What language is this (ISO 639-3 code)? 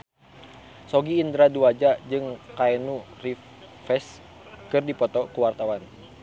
sun